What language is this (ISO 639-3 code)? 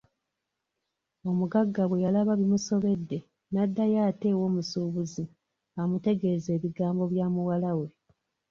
lug